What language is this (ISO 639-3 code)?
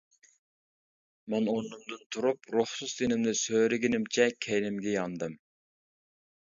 uig